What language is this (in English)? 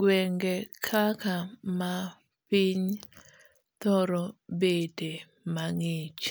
Luo (Kenya and Tanzania)